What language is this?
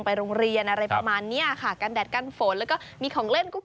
Thai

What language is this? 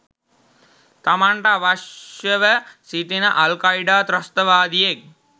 Sinhala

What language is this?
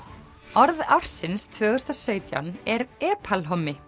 Icelandic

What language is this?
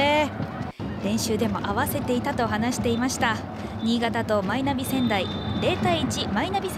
Japanese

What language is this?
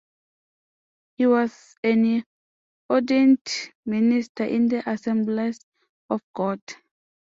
English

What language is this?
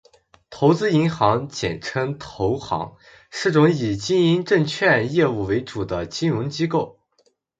Chinese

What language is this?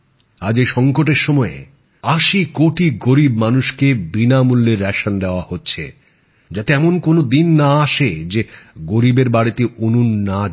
Bangla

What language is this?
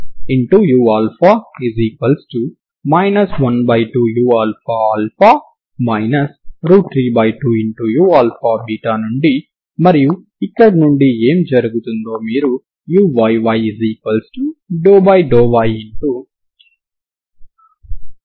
Telugu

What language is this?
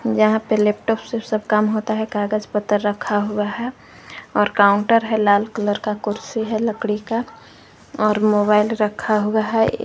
Hindi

